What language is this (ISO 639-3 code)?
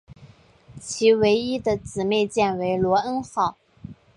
zho